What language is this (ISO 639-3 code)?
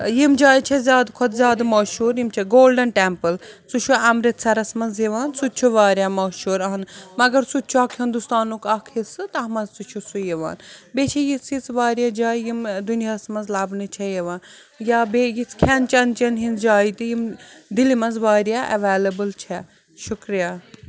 kas